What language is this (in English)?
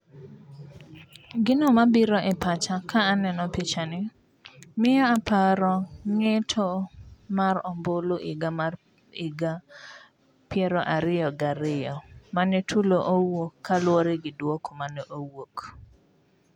Luo (Kenya and Tanzania)